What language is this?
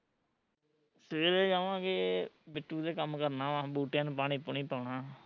Punjabi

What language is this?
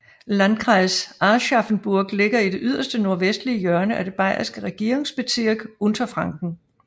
Danish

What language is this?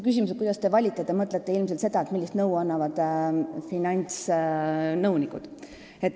Estonian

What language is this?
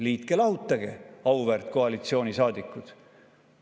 Estonian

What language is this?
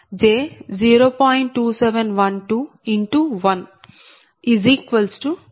Telugu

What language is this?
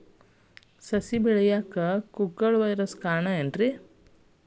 Kannada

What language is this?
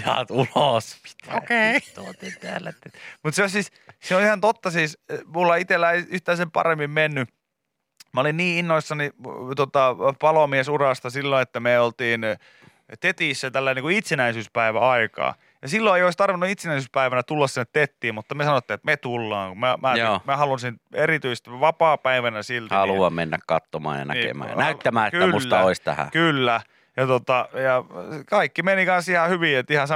Finnish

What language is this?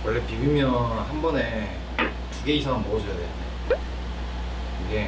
Korean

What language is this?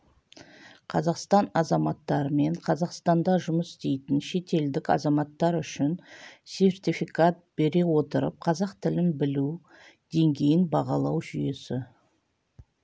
Kazakh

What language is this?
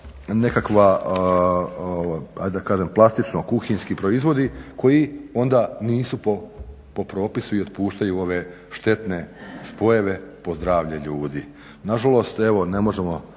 Croatian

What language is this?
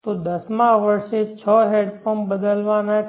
Gujarati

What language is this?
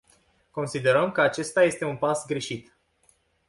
Romanian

